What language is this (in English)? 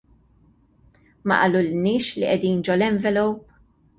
Maltese